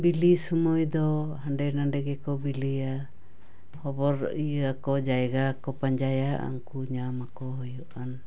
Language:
Santali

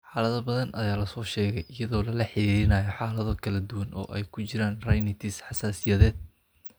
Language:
Somali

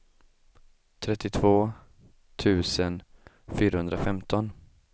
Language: Swedish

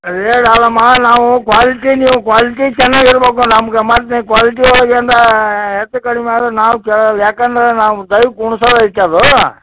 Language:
Kannada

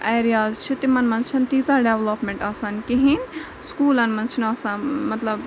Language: Kashmiri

